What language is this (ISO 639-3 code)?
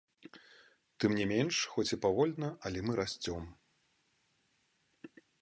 bel